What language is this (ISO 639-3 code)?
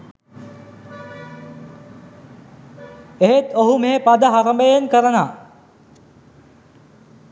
sin